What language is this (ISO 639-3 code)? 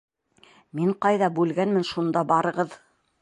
bak